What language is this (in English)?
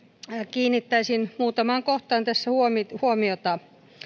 Finnish